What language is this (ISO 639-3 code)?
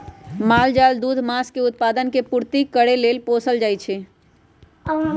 mag